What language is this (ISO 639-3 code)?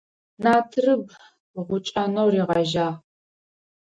ady